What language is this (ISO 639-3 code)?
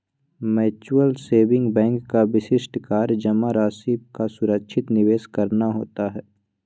mag